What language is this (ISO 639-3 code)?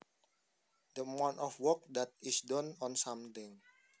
jav